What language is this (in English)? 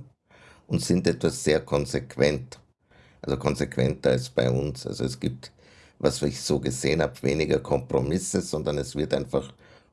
German